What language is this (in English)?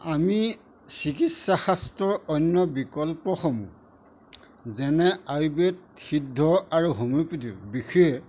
Assamese